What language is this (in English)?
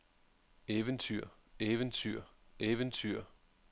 Danish